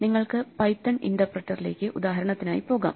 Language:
Malayalam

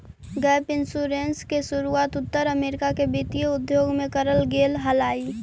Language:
Magahi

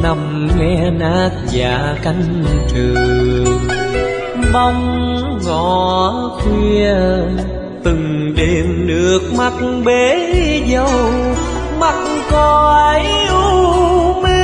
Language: Vietnamese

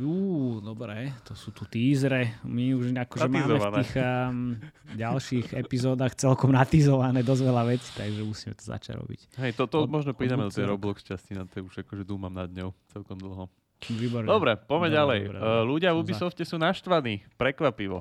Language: Slovak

